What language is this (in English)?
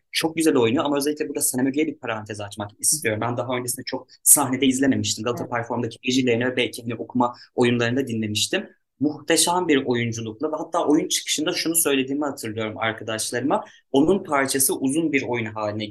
Turkish